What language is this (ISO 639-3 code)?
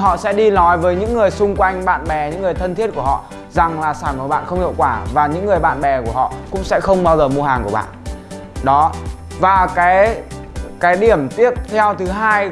vie